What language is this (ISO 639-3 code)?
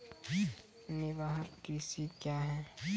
mai